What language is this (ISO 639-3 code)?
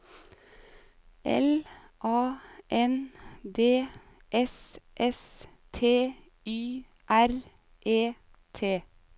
nor